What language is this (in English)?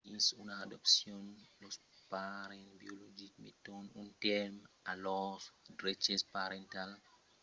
Occitan